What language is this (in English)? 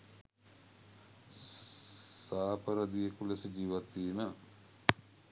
Sinhala